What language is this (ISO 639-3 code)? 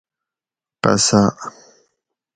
gwc